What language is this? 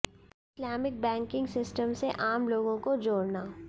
Hindi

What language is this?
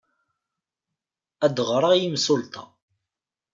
Kabyle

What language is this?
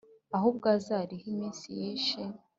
Kinyarwanda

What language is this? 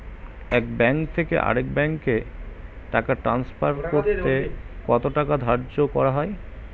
Bangla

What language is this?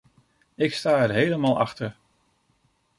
Dutch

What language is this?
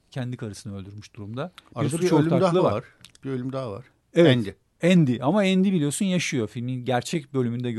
Turkish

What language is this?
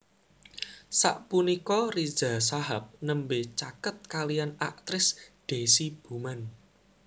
Javanese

